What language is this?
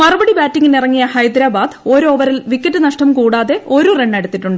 Malayalam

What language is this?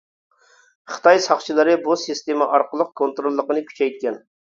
Uyghur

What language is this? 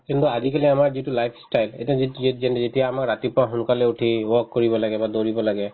Assamese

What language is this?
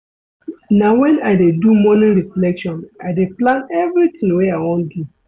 Nigerian Pidgin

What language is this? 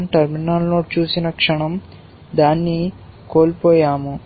Telugu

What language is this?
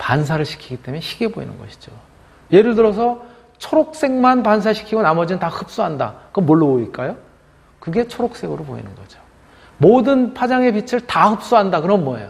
Korean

